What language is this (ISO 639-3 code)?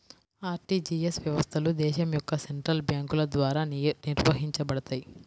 tel